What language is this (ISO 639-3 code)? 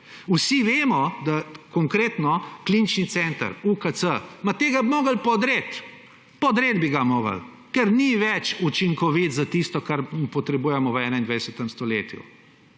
slv